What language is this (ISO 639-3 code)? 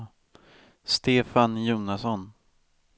swe